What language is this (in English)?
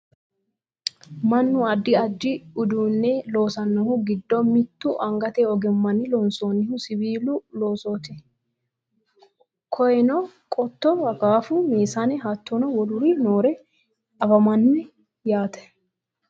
Sidamo